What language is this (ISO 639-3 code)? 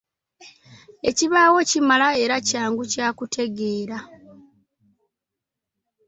lug